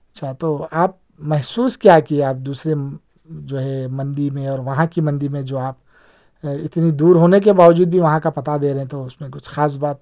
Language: Urdu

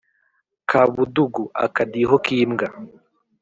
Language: Kinyarwanda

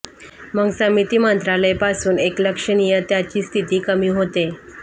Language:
Marathi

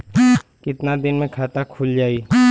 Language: Bhojpuri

